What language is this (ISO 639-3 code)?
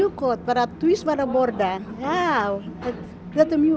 isl